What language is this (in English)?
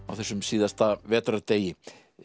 Icelandic